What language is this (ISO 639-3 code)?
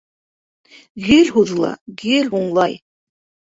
bak